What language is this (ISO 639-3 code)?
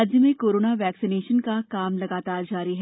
hin